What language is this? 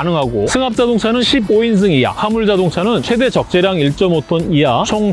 Korean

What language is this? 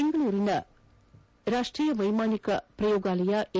Kannada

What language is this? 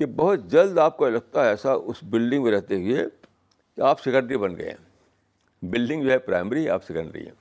Urdu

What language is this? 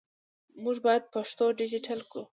Pashto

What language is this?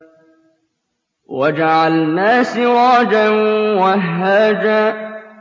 Arabic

